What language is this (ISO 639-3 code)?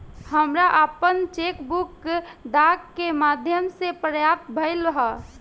bho